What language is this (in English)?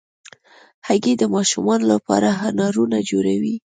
Pashto